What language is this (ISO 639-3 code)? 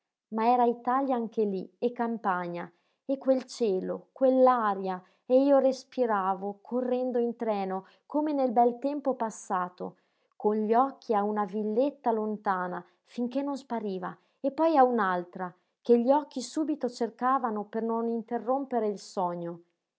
ita